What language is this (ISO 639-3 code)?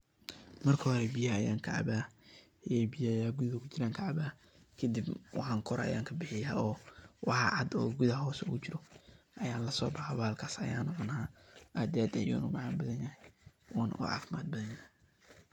som